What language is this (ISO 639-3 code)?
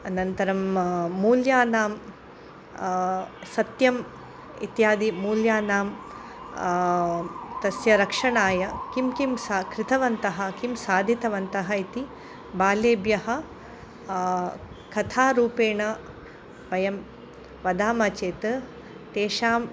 san